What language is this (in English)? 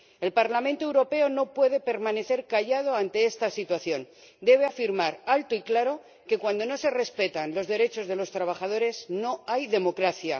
Spanish